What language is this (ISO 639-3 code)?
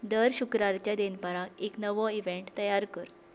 kok